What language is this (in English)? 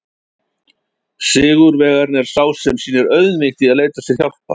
Icelandic